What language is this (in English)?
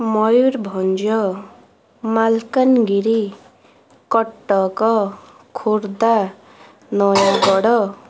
Odia